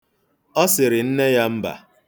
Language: Igbo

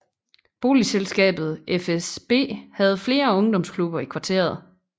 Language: Danish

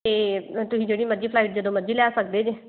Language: Punjabi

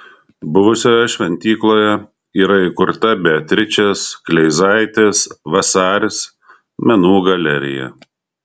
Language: Lithuanian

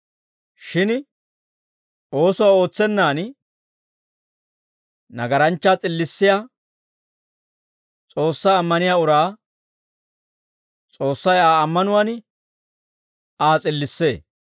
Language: Dawro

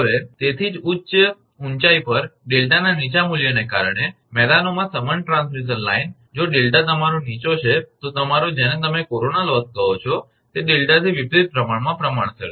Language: Gujarati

